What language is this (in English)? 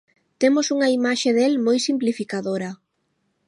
Galician